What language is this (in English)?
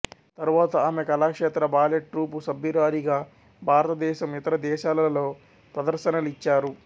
Telugu